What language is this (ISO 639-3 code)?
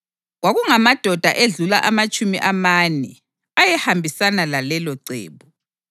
nde